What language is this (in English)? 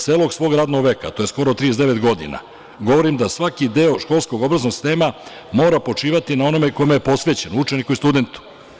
Serbian